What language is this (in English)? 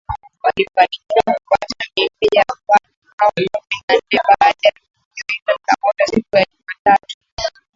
Swahili